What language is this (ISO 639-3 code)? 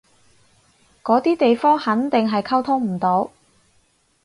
yue